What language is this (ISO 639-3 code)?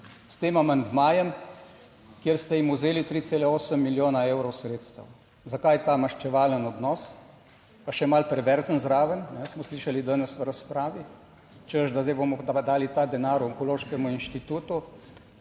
slv